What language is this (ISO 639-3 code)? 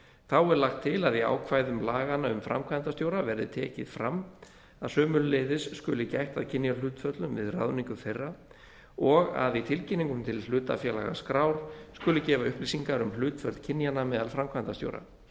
isl